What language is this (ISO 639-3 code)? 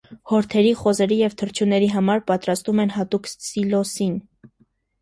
hye